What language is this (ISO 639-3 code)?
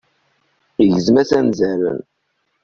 kab